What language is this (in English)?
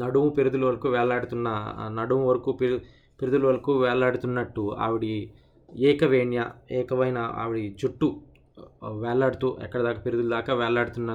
Telugu